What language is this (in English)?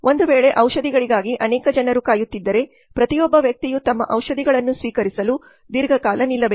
Kannada